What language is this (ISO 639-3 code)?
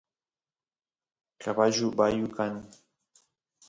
qus